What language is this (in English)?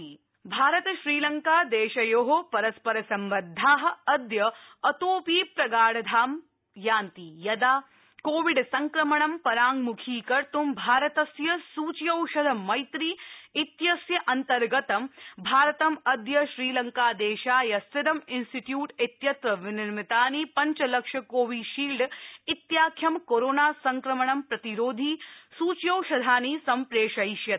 Sanskrit